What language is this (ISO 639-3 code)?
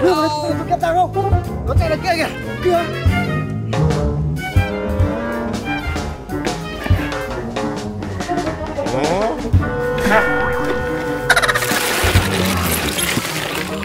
tha